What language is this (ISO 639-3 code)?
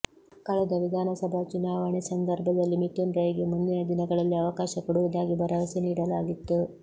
kan